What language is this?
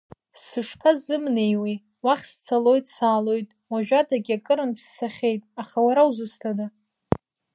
Abkhazian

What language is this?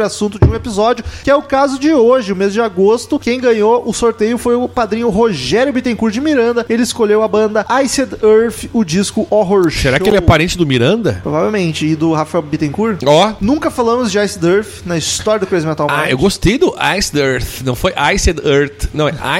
Portuguese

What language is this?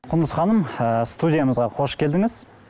Kazakh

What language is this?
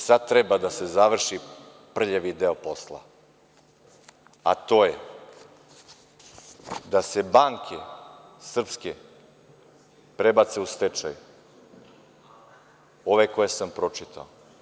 Serbian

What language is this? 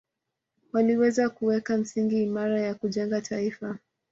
Swahili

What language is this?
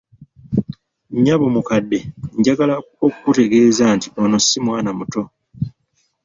Ganda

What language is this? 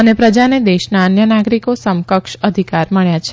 Gujarati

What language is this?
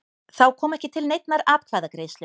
Icelandic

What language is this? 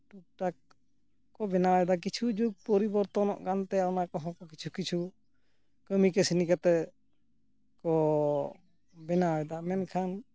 Santali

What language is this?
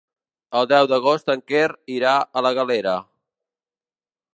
Catalan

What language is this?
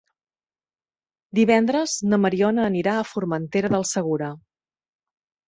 Catalan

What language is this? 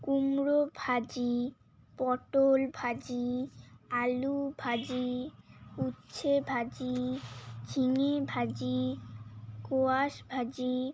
Bangla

